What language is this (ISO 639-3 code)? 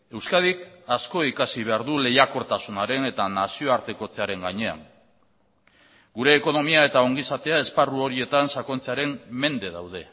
eus